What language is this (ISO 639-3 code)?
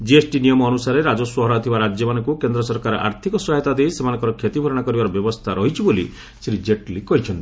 ori